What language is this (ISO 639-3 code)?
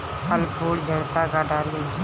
bho